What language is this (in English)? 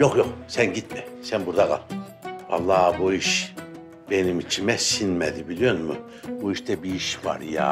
Turkish